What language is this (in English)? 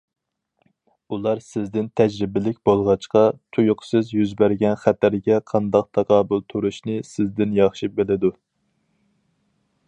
Uyghur